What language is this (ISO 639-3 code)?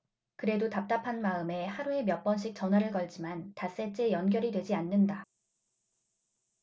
kor